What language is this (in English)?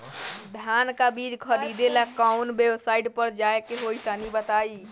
Bhojpuri